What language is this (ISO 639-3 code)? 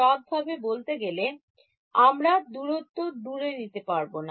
ben